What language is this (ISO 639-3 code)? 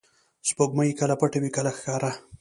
pus